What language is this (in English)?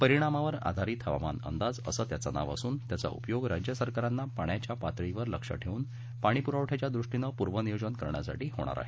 Marathi